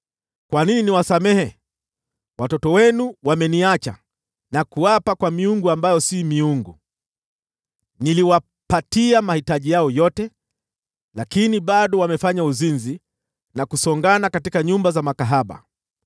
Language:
Swahili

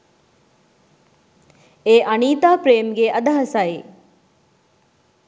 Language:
Sinhala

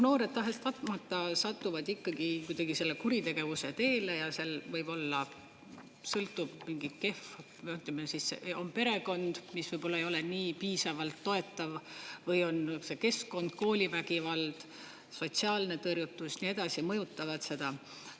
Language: Estonian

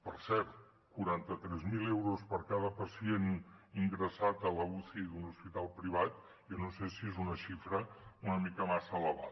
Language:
Catalan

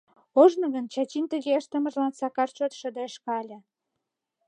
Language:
Mari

